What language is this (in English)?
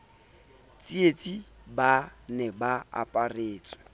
Southern Sotho